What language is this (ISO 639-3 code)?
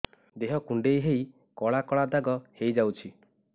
ori